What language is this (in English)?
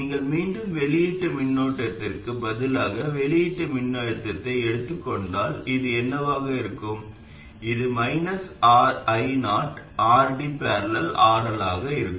Tamil